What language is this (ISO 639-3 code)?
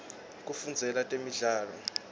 ssw